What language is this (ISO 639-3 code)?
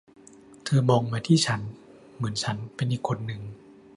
tha